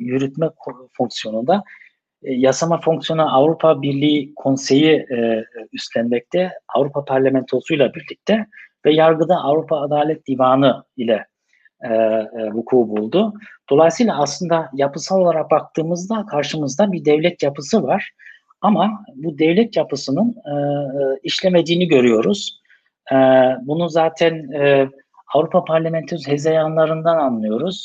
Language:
Turkish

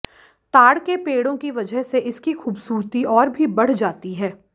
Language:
Hindi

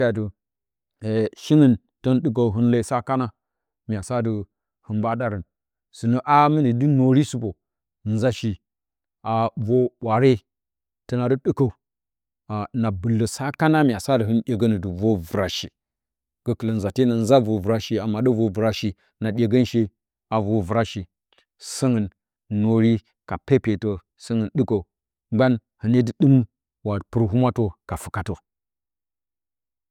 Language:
Bacama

